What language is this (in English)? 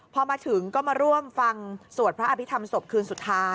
Thai